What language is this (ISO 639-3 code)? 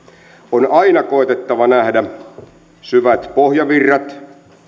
fin